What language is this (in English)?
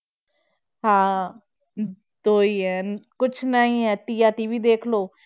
Punjabi